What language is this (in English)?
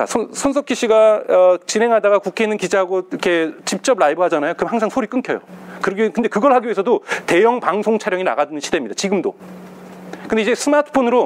Korean